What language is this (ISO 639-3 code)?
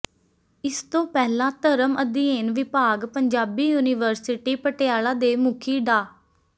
pan